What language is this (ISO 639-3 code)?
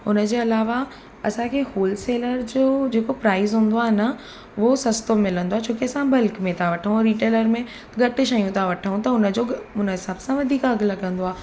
snd